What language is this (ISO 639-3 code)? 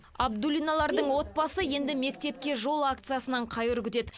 kaz